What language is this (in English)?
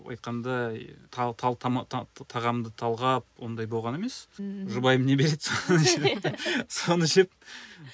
Kazakh